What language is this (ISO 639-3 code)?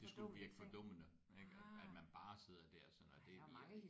dan